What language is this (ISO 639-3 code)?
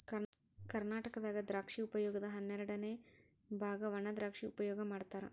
kan